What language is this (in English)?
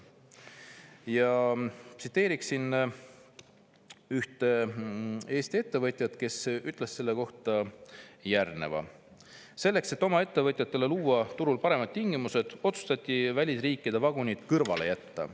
Estonian